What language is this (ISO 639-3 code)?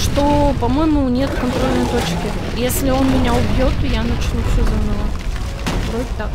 rus